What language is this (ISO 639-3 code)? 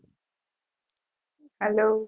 guj